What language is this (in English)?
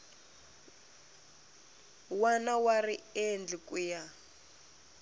Tsonga